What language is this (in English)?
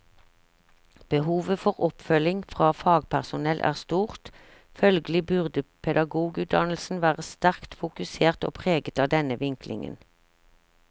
Norwegian